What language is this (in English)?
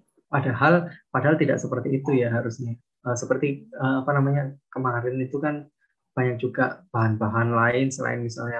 Indonesian